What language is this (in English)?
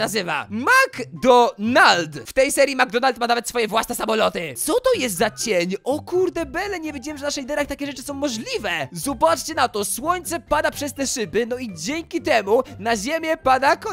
Polish